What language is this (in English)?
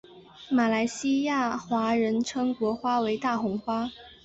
Chinese